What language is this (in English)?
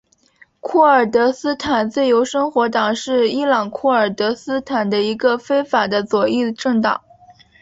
Chinese